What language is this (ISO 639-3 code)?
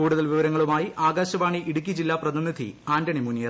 mal